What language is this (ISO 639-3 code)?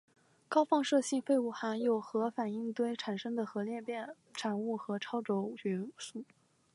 zho